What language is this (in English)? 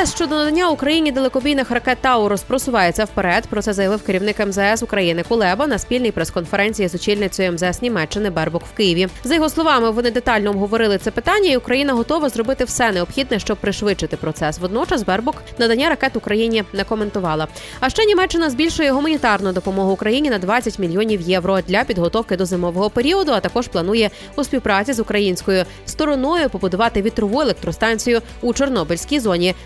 Ukrainian